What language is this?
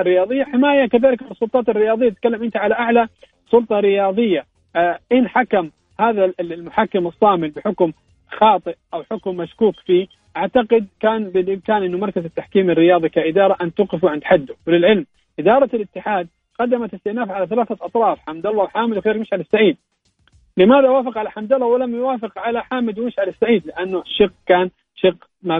Arabic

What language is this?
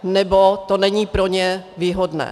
Czech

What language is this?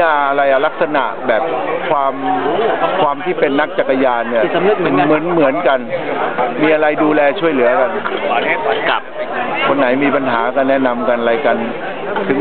Thai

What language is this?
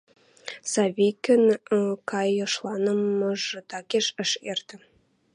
Western Mari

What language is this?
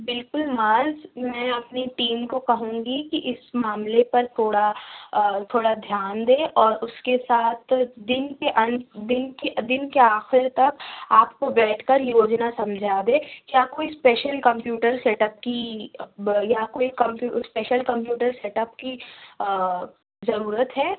Urdu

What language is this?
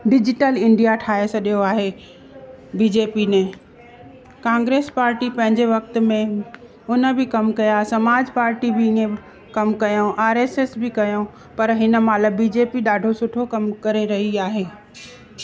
Sindhi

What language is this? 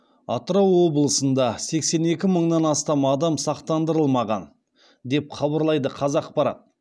Kazakh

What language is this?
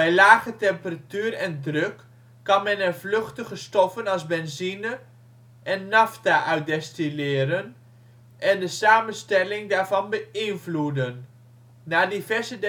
Dutch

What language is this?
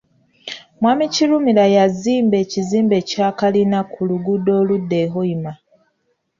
Ganda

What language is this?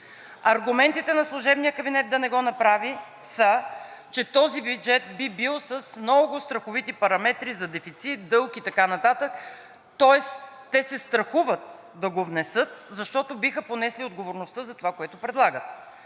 Bulgarian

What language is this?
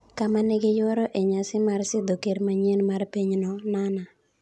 Luo (Kenya and Tanzania)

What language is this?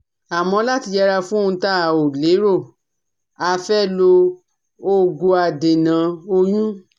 Yoruba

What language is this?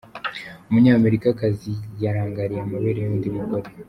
Kinyarwanda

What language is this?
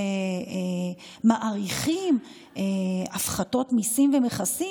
Hebrew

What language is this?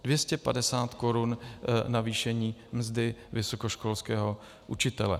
Czech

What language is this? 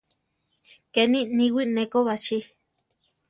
Central Tarahumara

